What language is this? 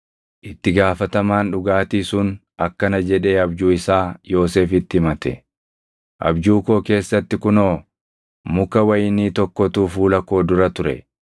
Oromo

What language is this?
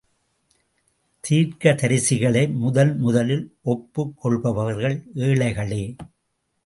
Tamil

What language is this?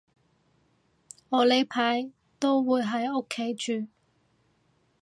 Cantonese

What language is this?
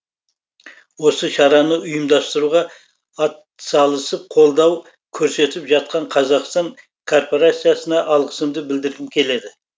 Kazakh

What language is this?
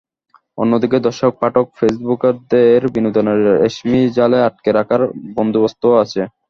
Bangla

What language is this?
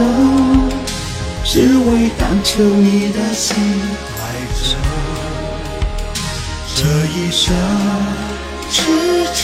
Chinese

